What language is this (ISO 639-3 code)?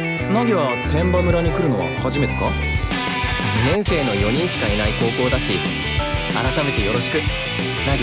jpn